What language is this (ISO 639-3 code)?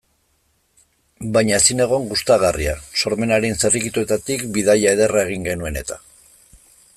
eus